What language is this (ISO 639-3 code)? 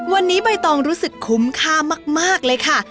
tha